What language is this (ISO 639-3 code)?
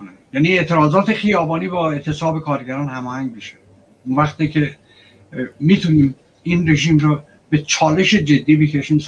fas